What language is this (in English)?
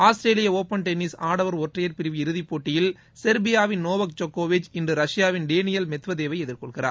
Tamil